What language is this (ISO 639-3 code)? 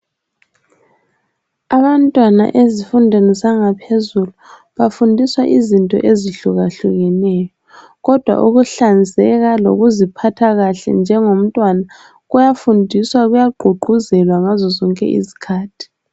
nde